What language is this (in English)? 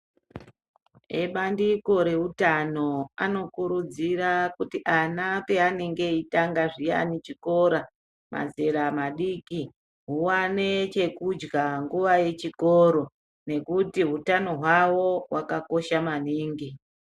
Ndau